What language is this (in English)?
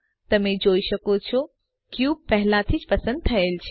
Gujarati